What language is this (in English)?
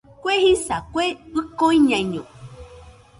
Nüpode Huitoto